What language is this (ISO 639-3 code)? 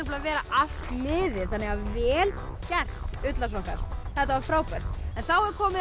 isl